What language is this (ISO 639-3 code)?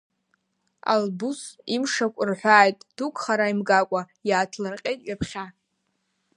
abk